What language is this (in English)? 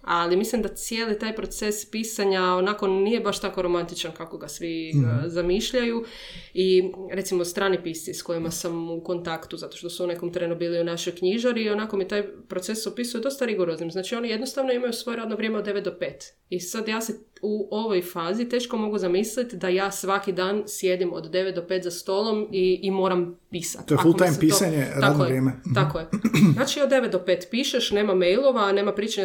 Croatian